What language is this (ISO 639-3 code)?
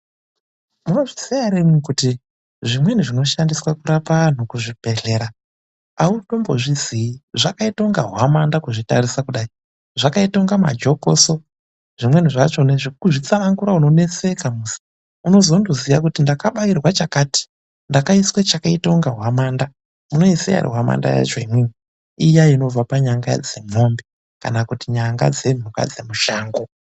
ndc